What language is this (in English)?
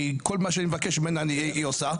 Hebrew